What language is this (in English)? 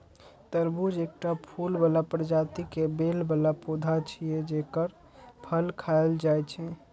Maithili